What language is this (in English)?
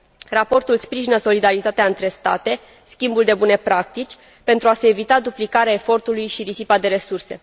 Romanian